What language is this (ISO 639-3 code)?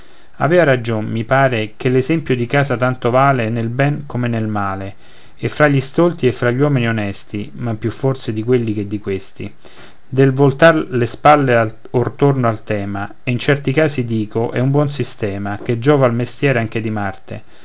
ita